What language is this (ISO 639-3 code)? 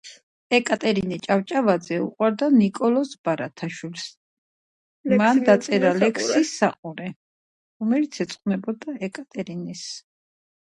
kat